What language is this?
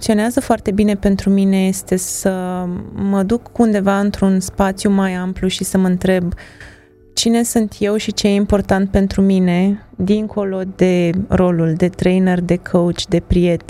Romanian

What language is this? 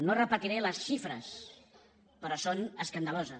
Catalan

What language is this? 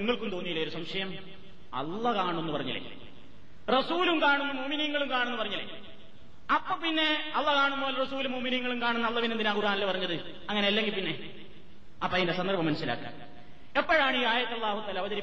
Malayalam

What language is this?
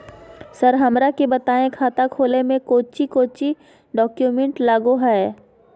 Magahi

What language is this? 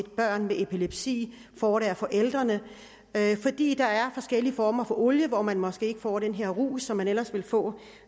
Danish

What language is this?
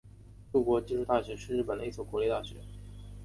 Chinese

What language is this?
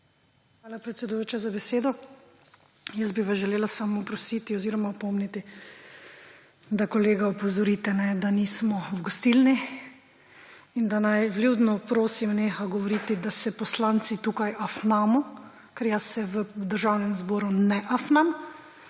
Slovenian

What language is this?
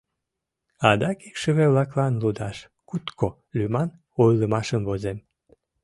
Mari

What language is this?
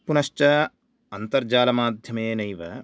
Sanskrit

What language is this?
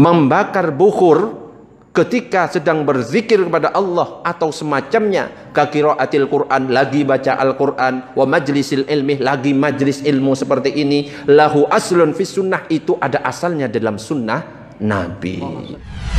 Indonesian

